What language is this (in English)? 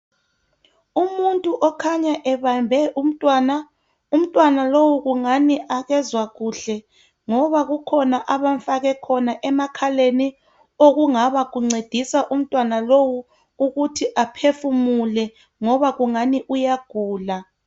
North Ndebele